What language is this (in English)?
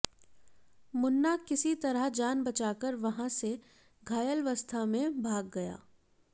Hindi